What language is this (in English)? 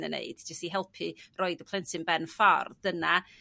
Welsh